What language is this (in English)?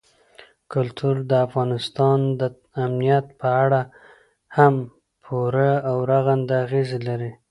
Pashto